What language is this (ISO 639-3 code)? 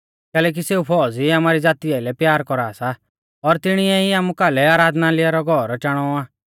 bfz